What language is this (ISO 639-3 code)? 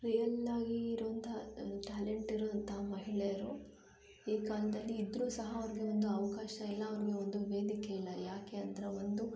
kan